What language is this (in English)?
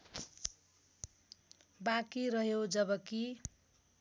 Nepali